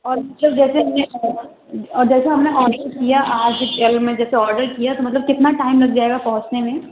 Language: Urdu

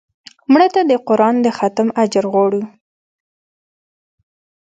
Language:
Pashto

